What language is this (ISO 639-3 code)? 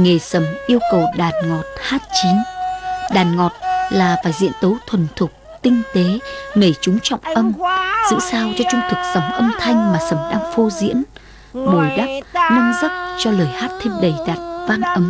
vie